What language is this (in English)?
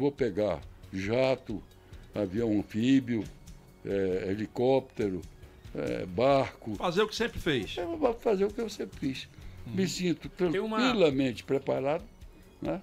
Portuguese